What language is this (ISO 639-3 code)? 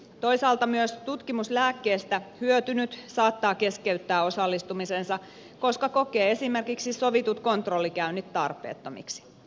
fin